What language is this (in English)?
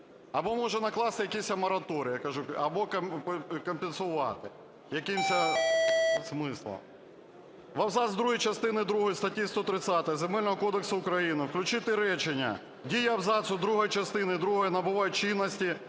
Ukrainian